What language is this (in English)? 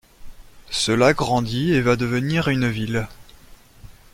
French